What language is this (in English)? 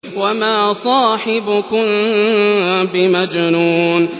Arabic